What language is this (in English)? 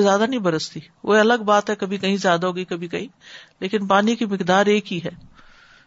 Urdu